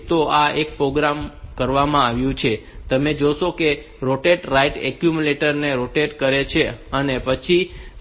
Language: Gujarati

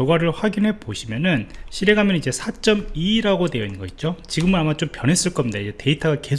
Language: Korean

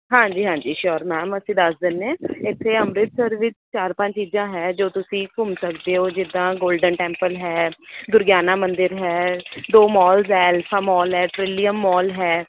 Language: Punjabi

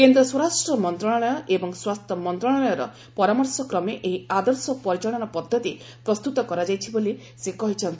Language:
Odia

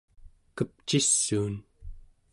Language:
Central Yupik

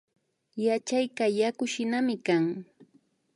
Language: Imbabura Highland Quichua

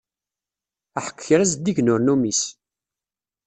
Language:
Kabyle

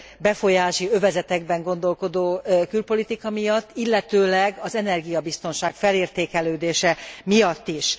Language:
Hungarian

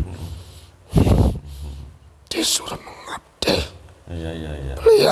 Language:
Indonesian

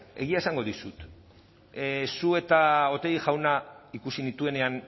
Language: Basque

